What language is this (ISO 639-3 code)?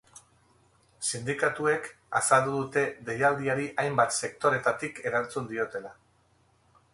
eus